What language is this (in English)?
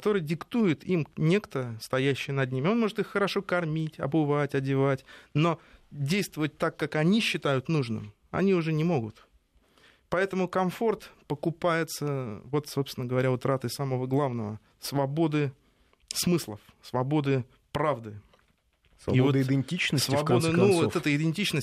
Russian